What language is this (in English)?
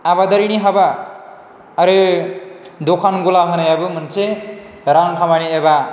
Bodo